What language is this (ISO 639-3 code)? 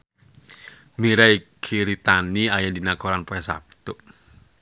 sun